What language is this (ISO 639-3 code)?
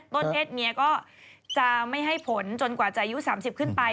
tha